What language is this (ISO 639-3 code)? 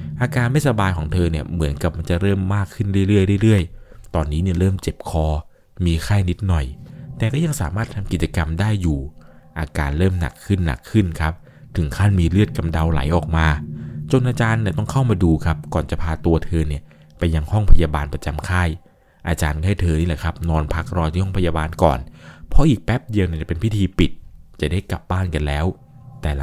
tha